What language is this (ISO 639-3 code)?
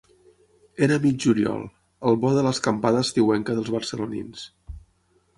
cat